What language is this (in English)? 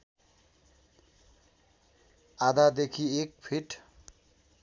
Nepali